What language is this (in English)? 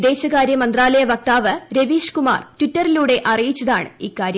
Malayalam